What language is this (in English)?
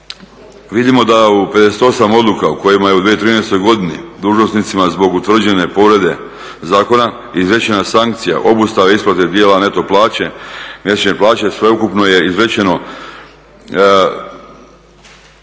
Croatian